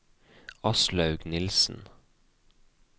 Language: Norwegian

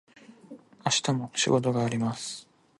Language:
Japanese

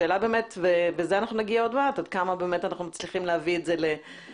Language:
Hebrew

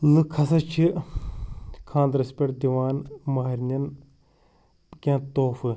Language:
Kashmiri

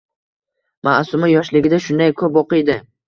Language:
Uzbek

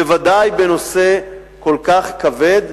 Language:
Hebrew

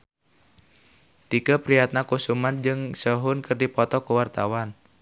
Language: Sundanese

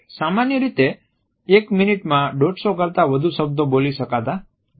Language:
Gujarati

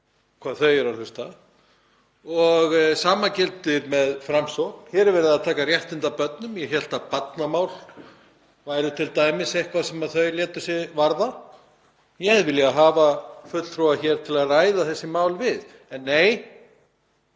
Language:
Icelandic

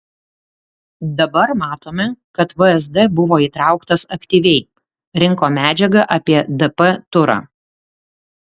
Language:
Lithuanian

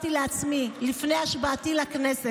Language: Hebrew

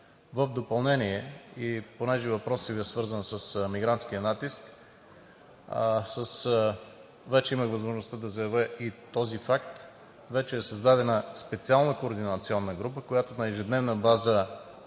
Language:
Bulgarian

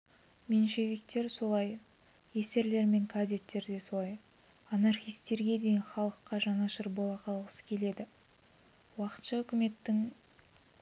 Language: Kazakh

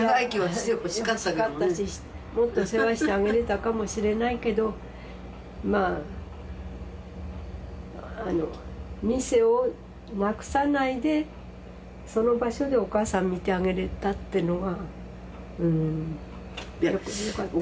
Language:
Japanese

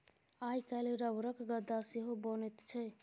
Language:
Maithili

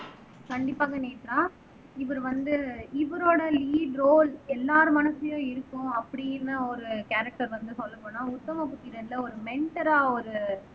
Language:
Tamil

